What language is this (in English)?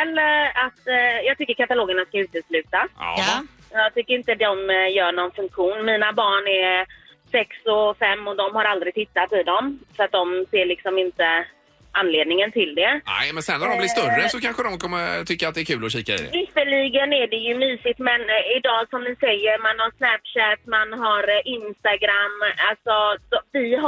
Swedish